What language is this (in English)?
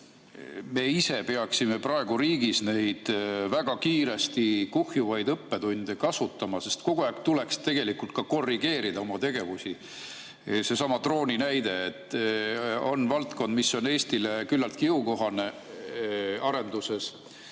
Estonian